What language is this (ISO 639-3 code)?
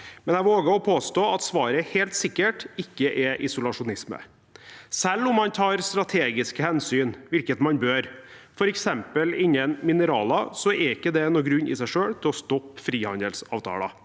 nor